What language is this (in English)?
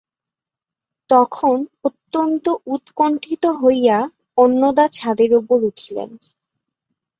Bangla